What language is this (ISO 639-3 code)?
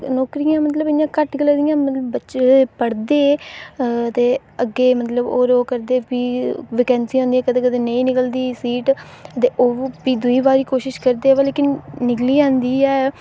doi